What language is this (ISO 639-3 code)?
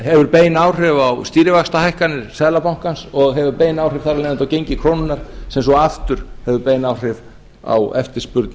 isl